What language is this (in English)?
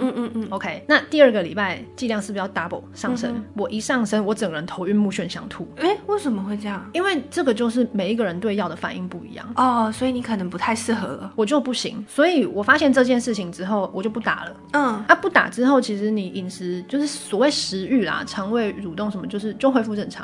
Chinese